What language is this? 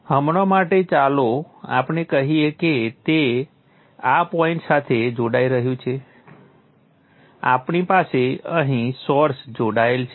Gujarati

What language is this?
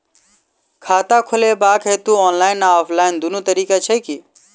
Maithili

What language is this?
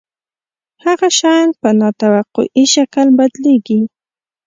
Pashto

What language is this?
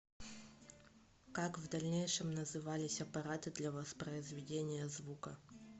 Russian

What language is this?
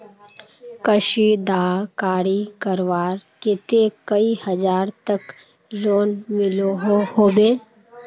Magahi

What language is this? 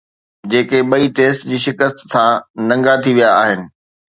Sindhi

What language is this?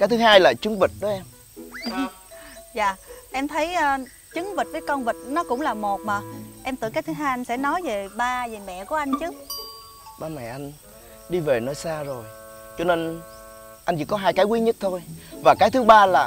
Vietnamese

